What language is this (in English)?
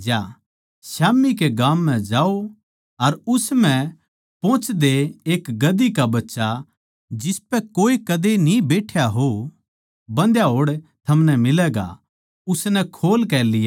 Haryanvi